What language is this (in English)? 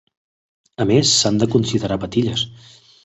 Catalan